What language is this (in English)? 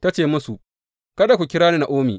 Hausa